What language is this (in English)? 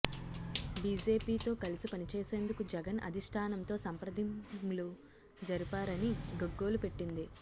Telugu